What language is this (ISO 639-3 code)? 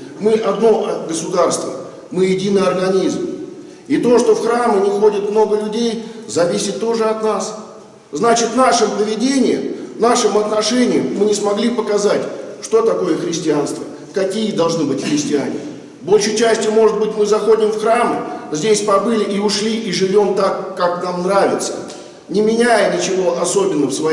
rus